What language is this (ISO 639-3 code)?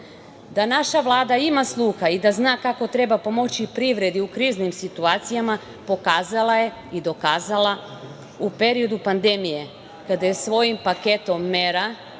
srp